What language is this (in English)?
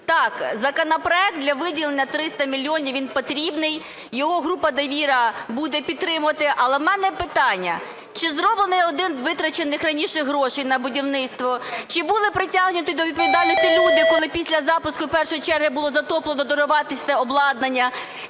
Ukrainian